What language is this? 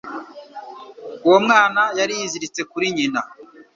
Kinyarwanda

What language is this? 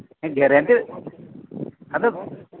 Santali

